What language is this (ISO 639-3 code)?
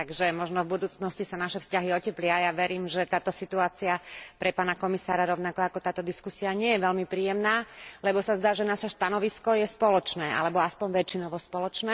slk